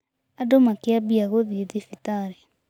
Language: Kikuyu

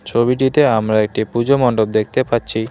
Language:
Bangla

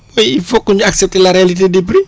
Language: Wolof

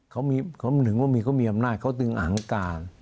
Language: Thai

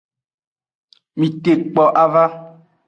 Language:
Aja (Benin)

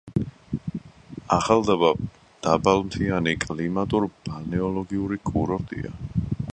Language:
Georgian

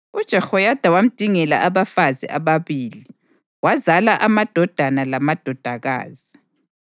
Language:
North Ndebele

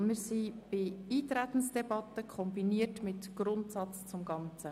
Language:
Swiss German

